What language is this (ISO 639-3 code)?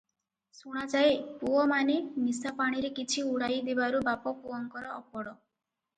ori